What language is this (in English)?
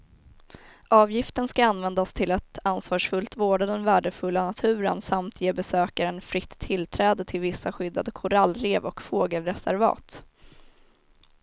Swedish